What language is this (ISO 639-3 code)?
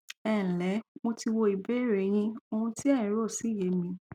yor